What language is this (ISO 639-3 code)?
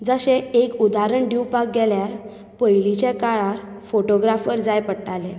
kok